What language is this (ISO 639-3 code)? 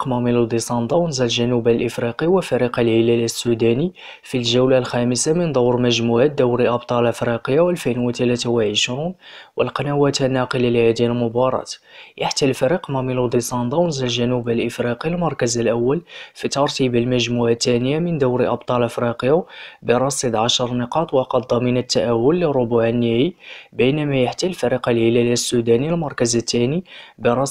ara